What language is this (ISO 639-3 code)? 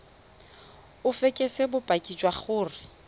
tsn